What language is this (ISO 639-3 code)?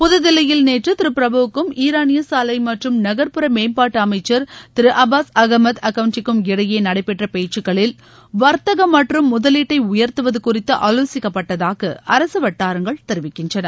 tam